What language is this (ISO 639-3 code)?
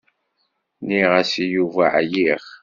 kab